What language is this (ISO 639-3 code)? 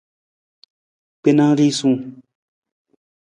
nmz